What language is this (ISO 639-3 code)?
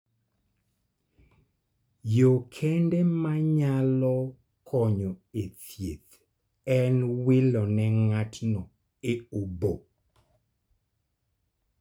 luo